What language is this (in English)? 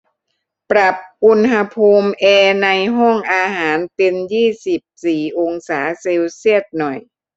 Thai